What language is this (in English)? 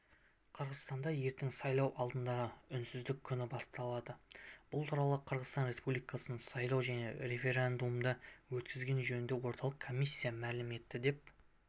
Kazakh